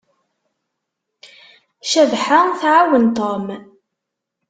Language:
Kabyle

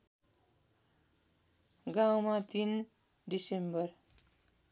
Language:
Nepali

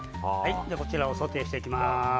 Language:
Japanese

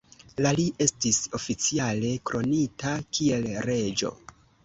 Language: Esperanto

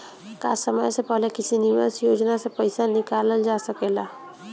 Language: Bhojpuri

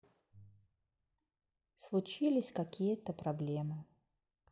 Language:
Russian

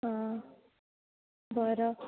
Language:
Marathi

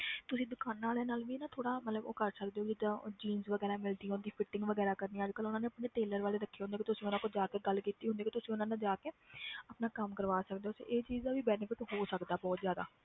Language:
Punjabi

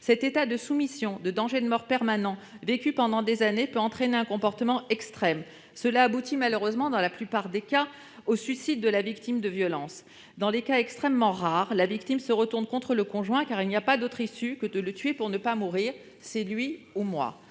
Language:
French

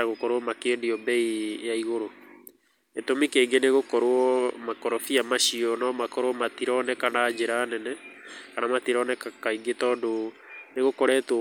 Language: Kikuyu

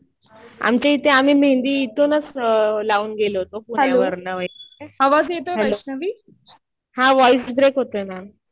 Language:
Marathi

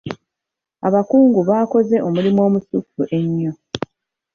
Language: Ganda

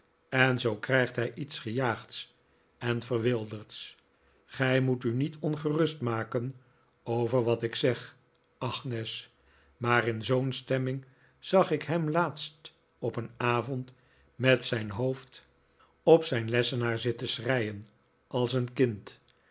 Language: Dutch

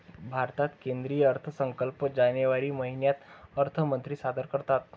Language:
Marathi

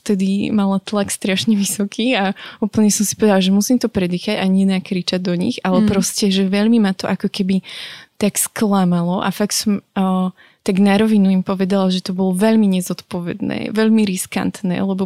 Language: Slovak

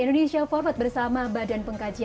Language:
Indonesian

